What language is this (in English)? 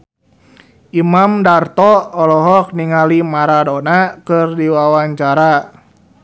Sundanese